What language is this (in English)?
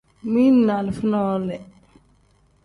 Tem